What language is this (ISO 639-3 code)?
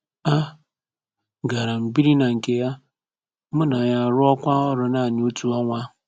ibo